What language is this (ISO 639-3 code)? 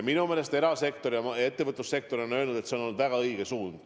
est